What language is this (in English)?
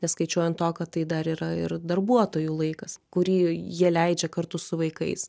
Lithuanian